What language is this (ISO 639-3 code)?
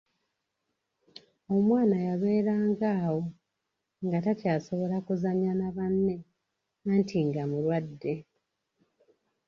lug